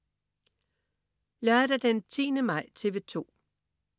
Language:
Danish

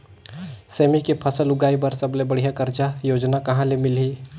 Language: Chhattisgarhi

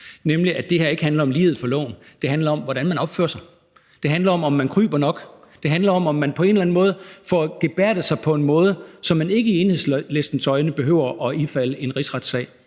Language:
Danish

